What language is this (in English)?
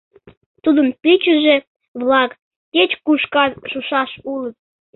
Mari